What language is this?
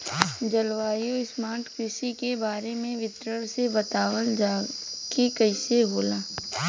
Bhojpuri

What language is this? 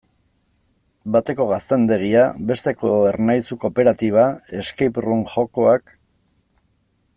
Basque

